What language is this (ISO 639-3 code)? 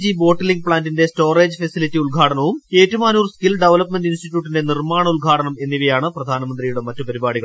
mal